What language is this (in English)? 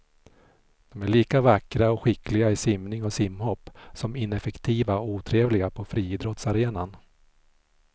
Swedish